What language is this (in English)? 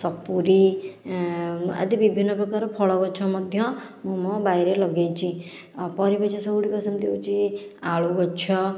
Odia